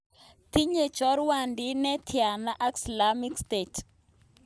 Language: Kalenjin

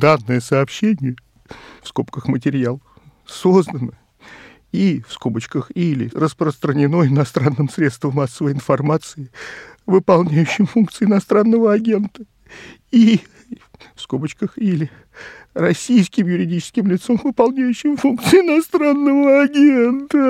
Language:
Russian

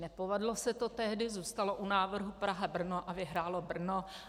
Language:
Czech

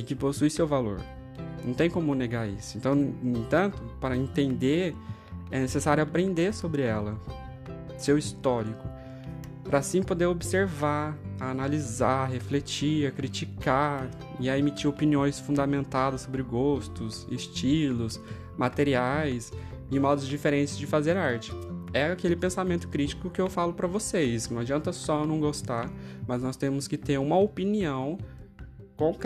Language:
Portuguese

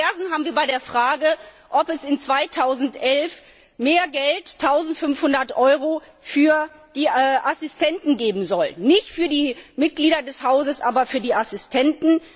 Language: German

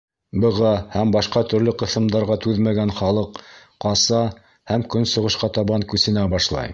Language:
Bashkir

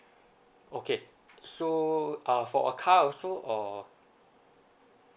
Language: English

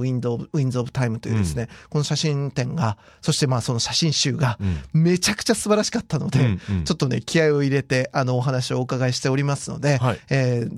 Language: Japanese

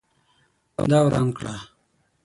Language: Pashto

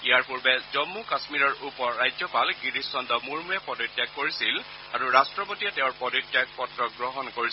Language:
Assamese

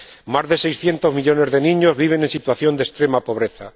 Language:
Spanish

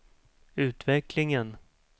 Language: Swedish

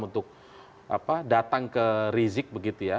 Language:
Indonesian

